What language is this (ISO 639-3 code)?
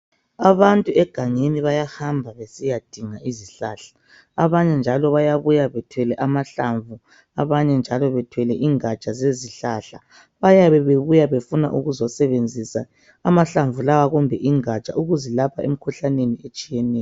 nde